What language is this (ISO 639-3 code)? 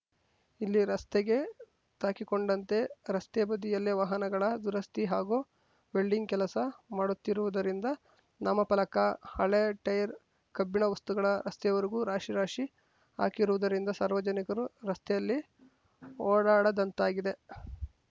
kan